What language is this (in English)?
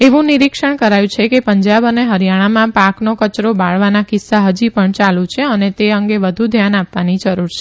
Gujarati